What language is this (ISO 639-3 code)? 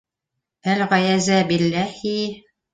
bak